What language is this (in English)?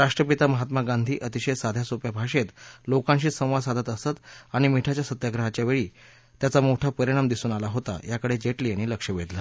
Marathi